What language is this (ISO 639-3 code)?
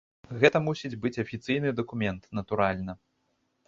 bel